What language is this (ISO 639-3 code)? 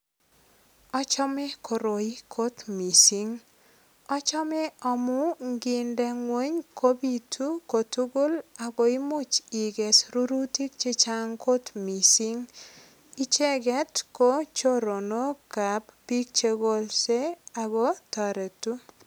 kln